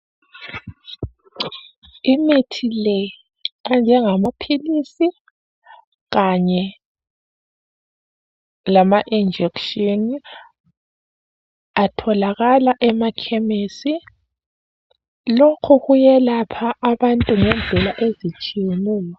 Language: North Ndebele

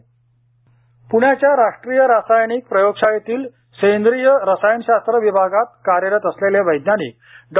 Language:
Marathi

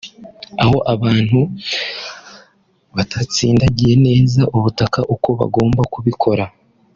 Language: Kinyarwanda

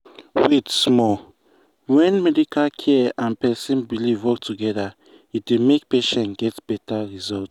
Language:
Nigerian Pidgin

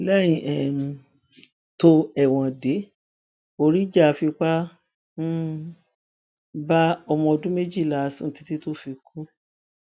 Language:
Yoruba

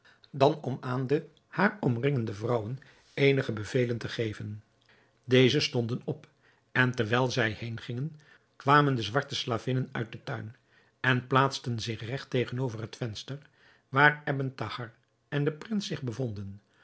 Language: Dutch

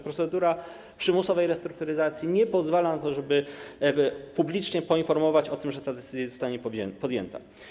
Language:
Polish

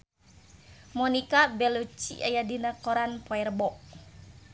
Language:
Sundanese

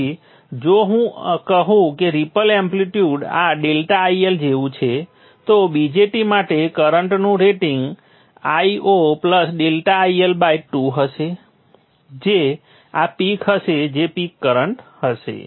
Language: Gujarati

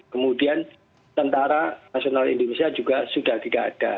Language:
Indonesian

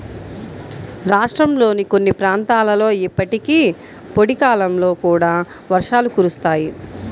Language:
Telugu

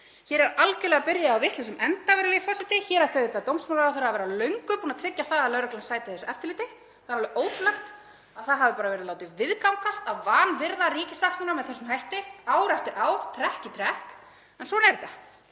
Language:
Icelandic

